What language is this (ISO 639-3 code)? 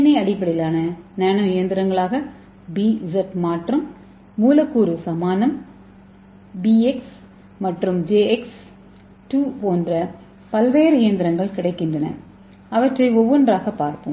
tam